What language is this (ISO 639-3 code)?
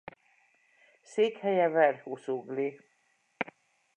hun